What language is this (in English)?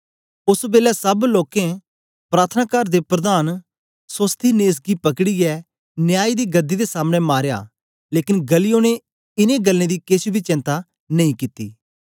Dogri